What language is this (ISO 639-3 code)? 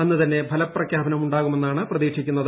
mal